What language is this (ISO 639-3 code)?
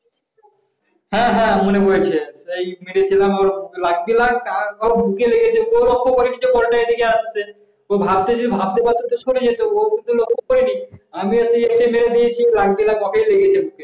ben